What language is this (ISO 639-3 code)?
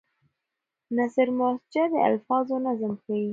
pus